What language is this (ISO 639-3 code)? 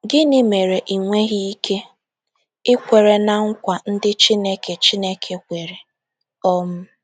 ibo